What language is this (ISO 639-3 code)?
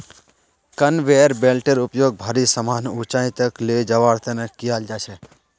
mag